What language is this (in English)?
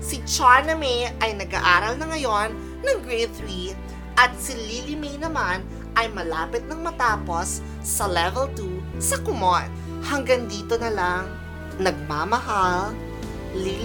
Filipino